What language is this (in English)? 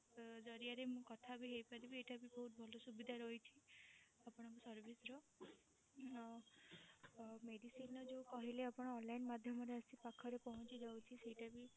Odia